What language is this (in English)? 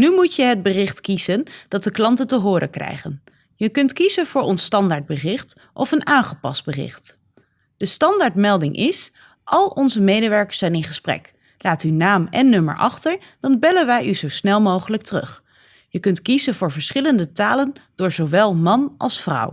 Dutch